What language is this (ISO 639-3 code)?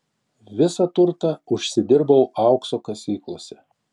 lit